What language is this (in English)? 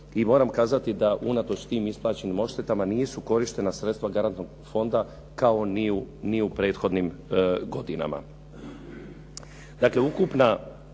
Croatian